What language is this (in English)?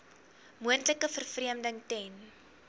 Afrikaans